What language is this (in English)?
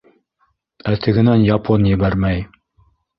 Bashkir